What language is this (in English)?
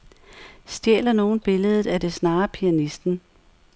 Danish